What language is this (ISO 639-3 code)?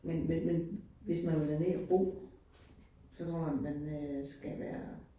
dan